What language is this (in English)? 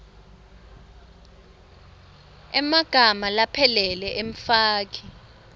Swati